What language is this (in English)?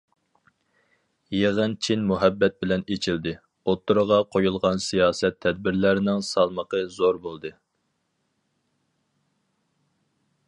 Uyghur